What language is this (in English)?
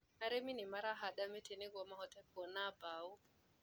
Kikuyu